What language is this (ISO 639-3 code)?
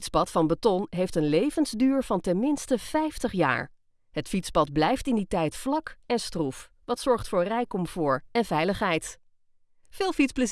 nld